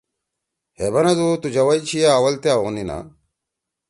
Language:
Torwali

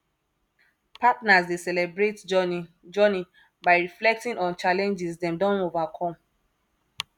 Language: Nigerian Pidgin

